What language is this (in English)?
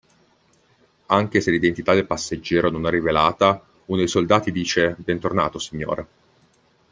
Italian